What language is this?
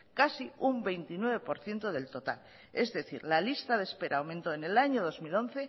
Spanish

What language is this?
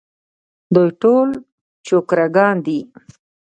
Pashto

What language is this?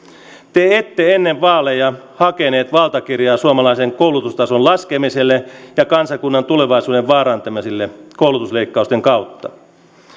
Finnish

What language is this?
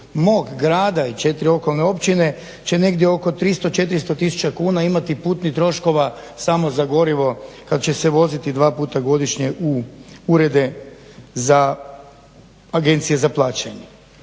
Croatian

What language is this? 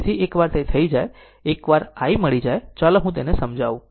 Gujarati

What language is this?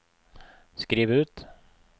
Norwegian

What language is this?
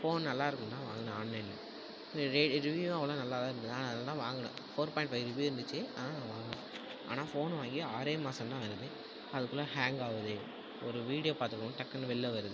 Tamil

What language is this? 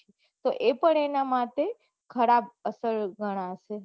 Gujarati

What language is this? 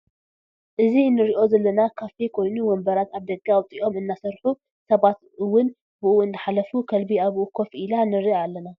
Tigrinya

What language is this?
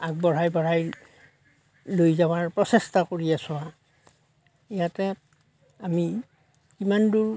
Assamese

